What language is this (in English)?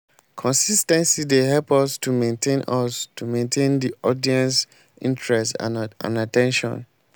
Nigerian Pidgin